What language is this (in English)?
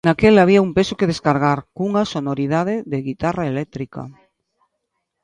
Galician